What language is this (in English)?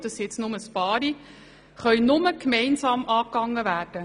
Swiss German